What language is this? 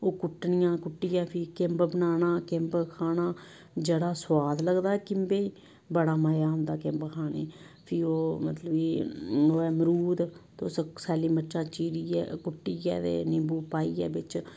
Dogri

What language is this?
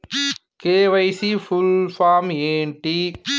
Telugu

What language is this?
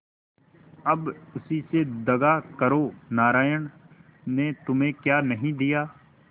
Hindi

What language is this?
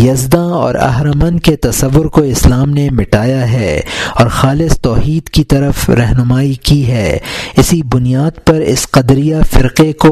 Urdu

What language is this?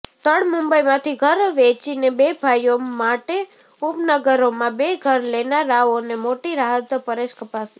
Gujarati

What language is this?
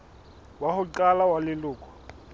Southern Sotho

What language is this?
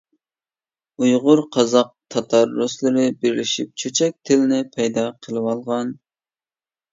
Uyghur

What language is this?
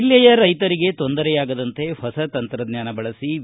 Kannada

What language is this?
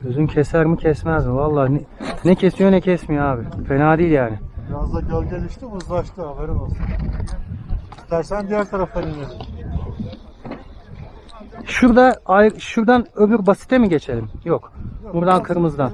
Turkish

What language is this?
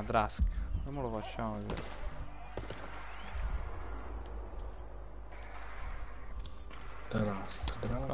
Italian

